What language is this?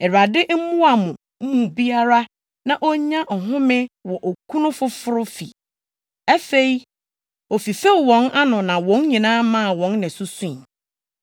Akan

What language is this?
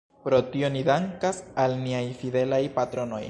Esperanto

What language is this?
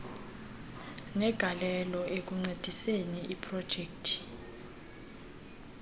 Xhosa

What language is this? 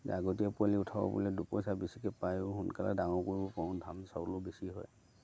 Assamese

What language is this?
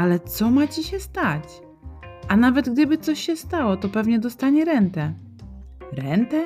Polish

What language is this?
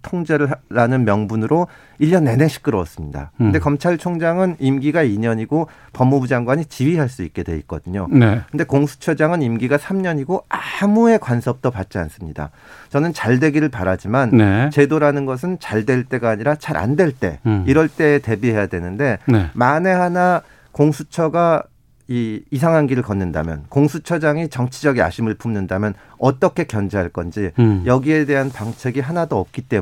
Korean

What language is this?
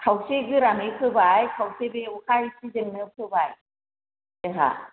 Bodo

